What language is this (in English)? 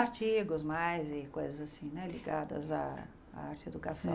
Portuguese